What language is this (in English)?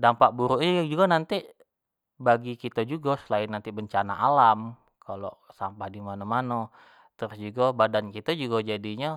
Jambi Malay